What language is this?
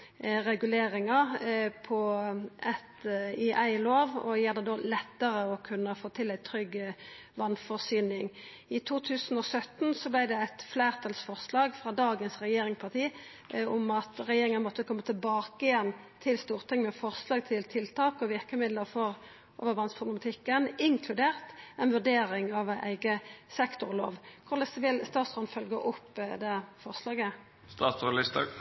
Norwegian Nynorsk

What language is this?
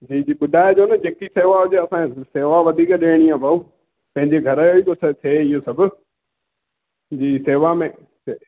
Sindhi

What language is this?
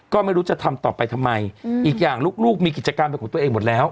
Thai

